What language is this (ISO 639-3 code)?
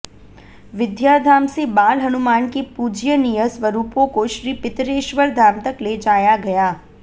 hin